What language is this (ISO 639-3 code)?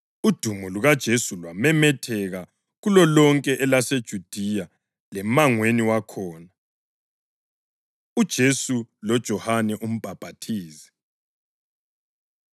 nde